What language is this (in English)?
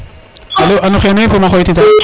Serer